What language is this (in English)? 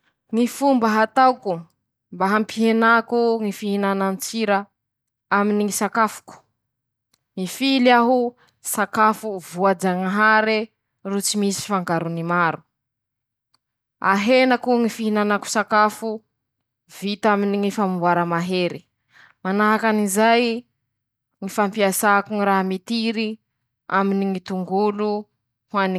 Masikoro Malagasy